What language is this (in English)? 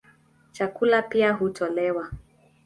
Swahili